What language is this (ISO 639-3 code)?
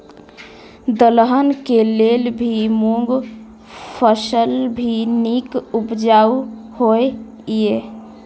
mai